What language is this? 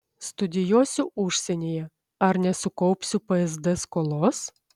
Lithuanian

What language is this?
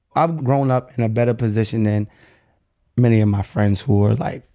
English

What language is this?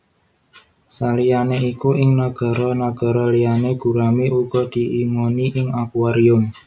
Javanese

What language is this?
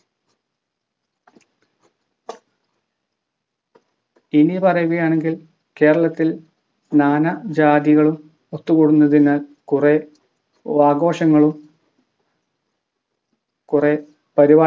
Malayalam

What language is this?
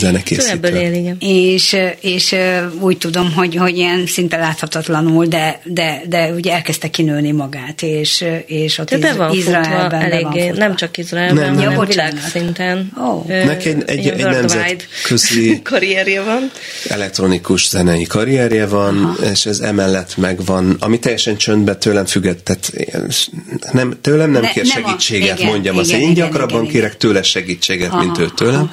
Hungarian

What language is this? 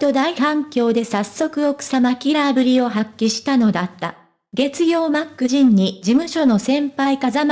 Japanese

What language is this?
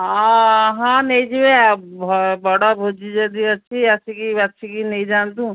Odia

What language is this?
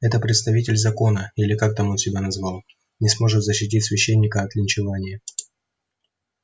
Russian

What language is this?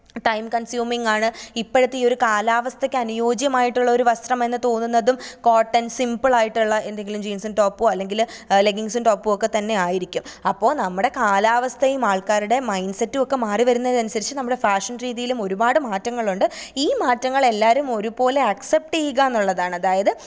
Malayalam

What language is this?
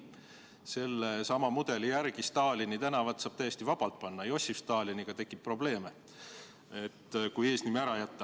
Estonian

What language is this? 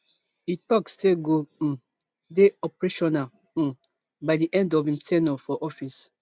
Nigerian Pidgin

